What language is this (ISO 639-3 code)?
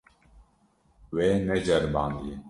kur